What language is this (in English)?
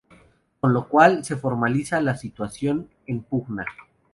Spanish